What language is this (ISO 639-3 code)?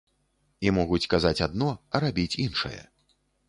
bel